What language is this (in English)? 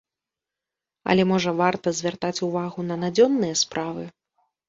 Belarusian